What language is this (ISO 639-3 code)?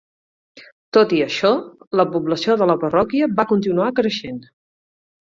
cat